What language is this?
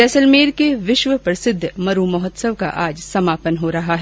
Hindi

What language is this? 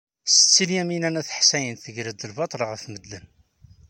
Kabyle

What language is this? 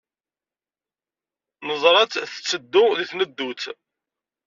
Kabyle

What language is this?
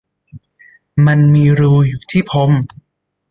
Thai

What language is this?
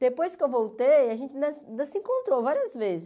Portuguese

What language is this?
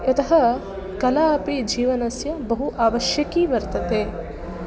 Sanskrit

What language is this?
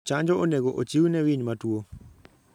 Luo (Kenya and Tanzania)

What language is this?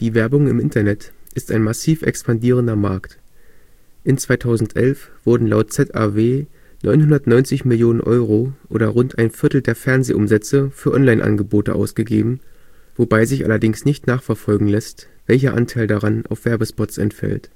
German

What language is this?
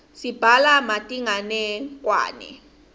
Swati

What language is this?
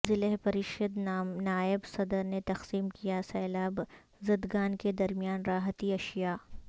Urdu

